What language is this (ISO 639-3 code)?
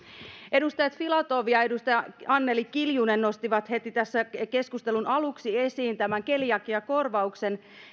fin